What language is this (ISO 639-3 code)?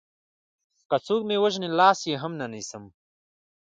pus